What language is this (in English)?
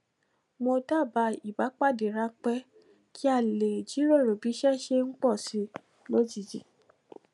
Yoruba